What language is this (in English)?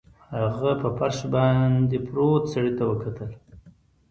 Pashto